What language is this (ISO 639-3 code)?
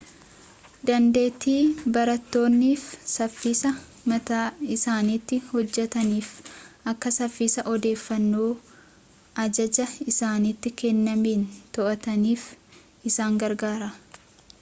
orm